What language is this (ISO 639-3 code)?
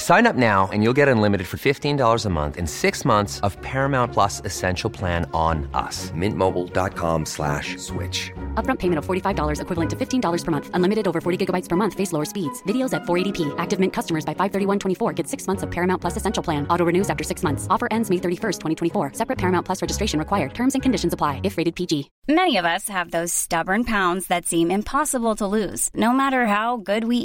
urd